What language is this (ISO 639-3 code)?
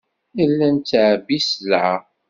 kab